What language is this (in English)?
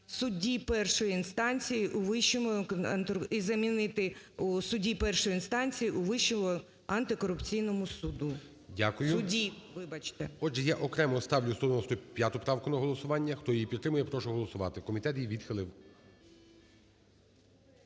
Ukrainian